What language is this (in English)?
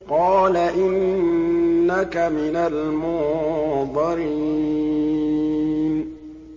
Arabic